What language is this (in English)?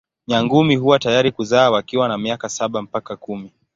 Swahili